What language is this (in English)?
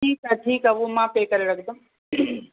Sindhi